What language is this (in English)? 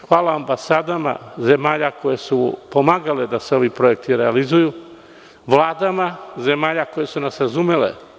Serbian